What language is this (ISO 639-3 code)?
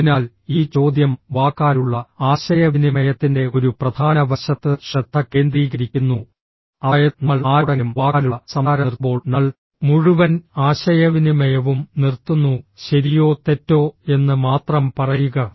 mal